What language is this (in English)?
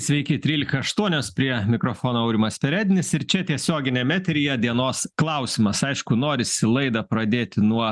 Lithuanian